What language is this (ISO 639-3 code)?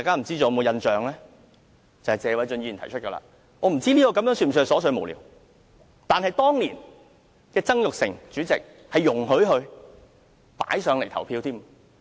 yue